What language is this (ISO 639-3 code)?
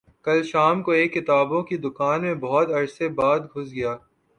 urd